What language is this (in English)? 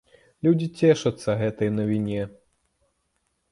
Belarusian